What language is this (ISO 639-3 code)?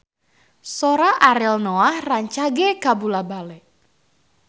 sun